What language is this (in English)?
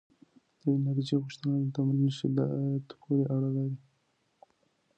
Pashto